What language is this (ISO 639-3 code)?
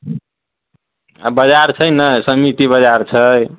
mai